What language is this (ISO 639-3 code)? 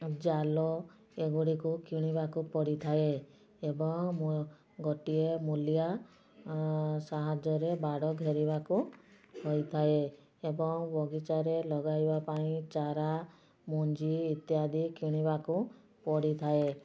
ori